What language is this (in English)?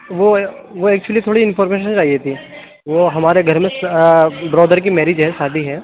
Urdu